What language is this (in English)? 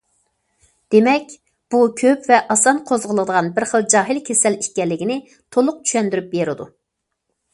Uyghur